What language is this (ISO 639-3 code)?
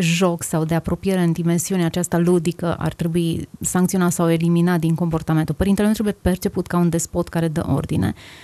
ron